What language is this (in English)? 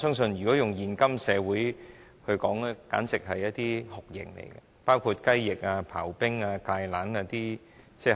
Cantonese